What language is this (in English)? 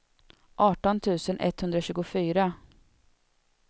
Swedish